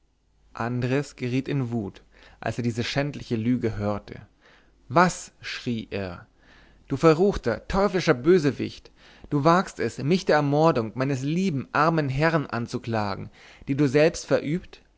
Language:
German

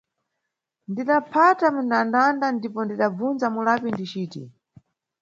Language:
Nyungwe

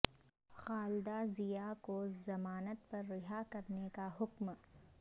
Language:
Urdu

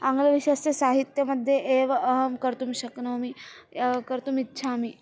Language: Sanskrit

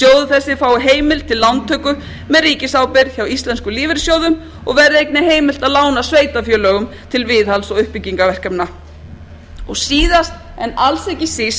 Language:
Icelandic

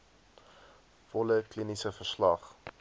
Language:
Afrikaans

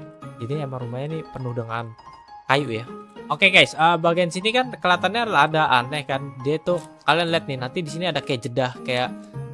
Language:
Indonesian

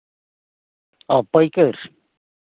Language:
Santali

